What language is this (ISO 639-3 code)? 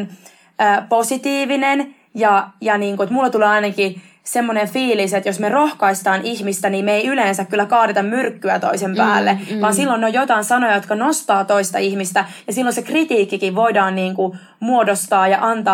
fin